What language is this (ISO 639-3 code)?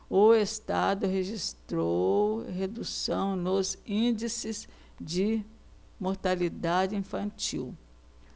por